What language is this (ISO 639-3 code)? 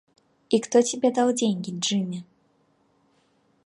rus